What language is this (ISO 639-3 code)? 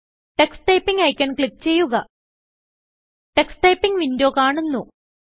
mal